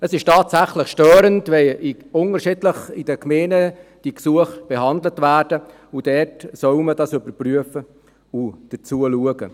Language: Swiss German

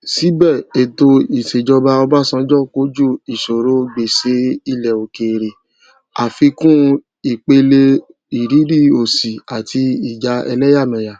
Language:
Yoruba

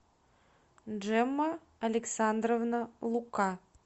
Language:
Russian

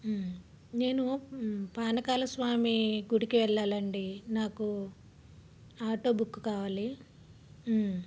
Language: Telugu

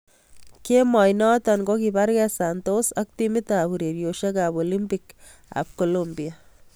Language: Kalenjin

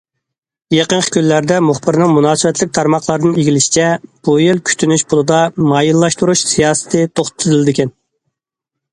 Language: Uyghur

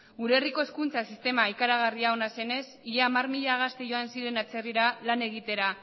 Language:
Basque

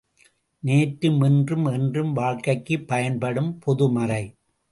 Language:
Tamil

